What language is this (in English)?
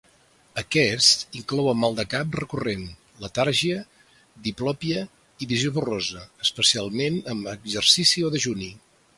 Catalan